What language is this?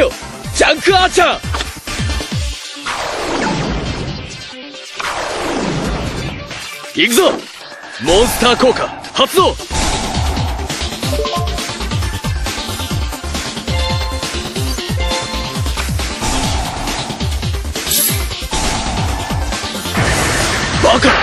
Japanese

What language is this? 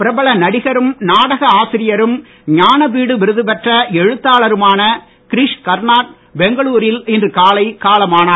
Tamil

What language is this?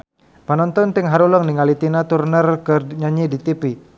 Sundanese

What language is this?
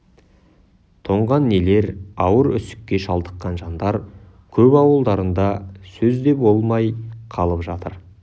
Kazakh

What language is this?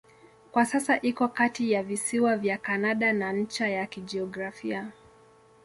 Swahili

